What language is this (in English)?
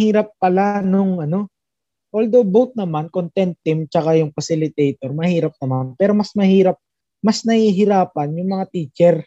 Filipino